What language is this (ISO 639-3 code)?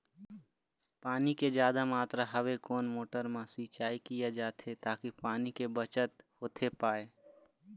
hne